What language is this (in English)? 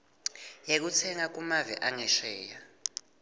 Swati